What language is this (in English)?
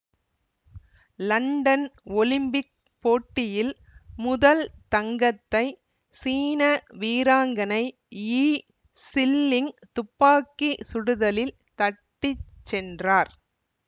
Tamil